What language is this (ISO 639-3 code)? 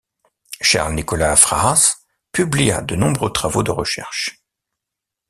fra